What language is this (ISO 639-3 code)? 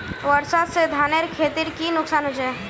mag